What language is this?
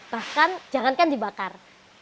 Indonesian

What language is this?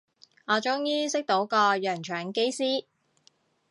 Cantonese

